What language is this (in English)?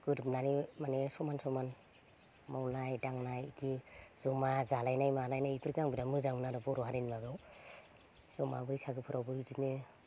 Bodo